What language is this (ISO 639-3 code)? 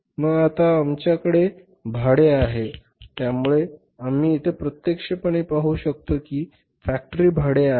mar